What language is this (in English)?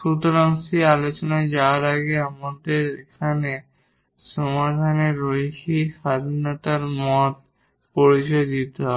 Bangla